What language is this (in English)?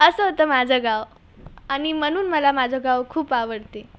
Marathi